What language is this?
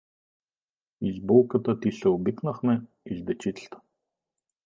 Bulgarian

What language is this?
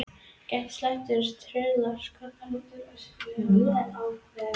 Icelandic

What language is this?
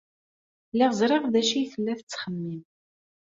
Kabyle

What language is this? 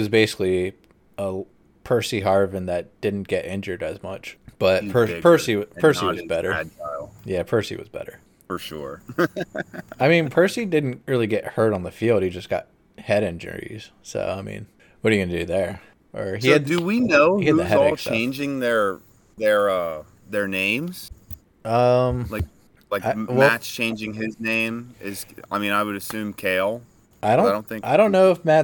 English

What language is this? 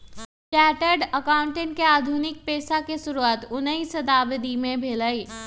Magahi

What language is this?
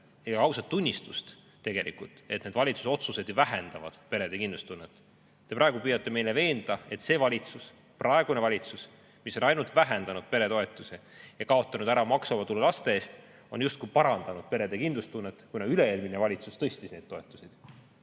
Estonian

